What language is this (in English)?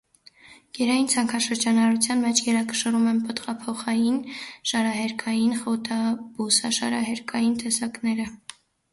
Armenian